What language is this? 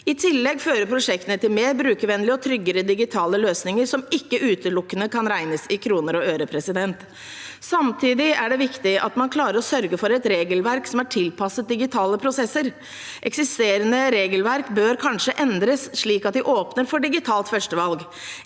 Norwegian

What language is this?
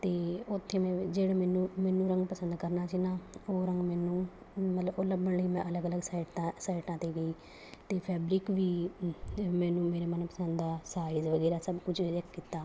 Punjabi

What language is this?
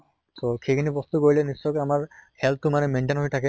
Assamese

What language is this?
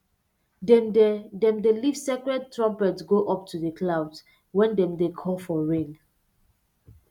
Nigerian Pidgin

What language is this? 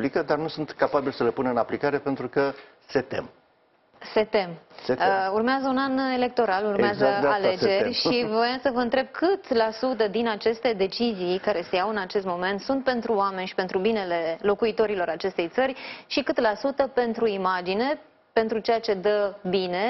Romanian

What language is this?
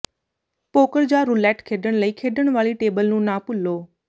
Punjabi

